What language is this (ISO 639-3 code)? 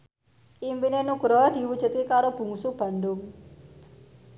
jav